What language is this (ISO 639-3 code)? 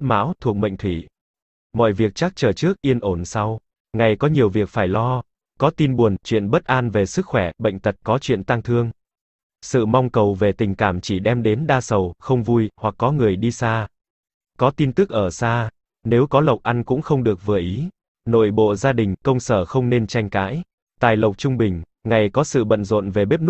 vie